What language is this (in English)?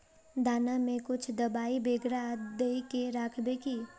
Magahi